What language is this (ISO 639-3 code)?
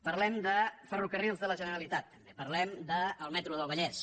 cat